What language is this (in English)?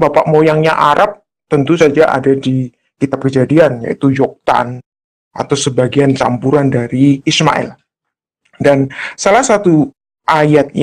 Indonesian